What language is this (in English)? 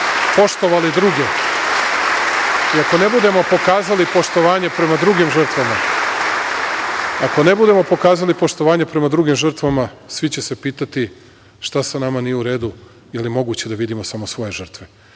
Serbian